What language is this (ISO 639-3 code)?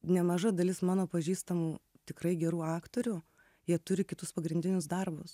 lit